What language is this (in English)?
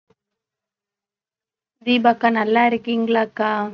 Tamil